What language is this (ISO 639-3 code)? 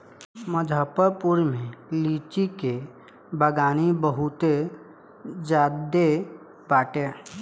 bho